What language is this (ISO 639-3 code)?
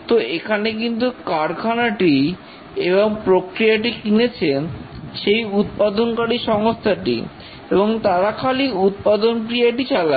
ben